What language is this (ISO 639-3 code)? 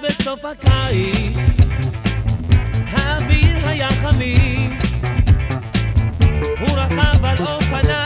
heb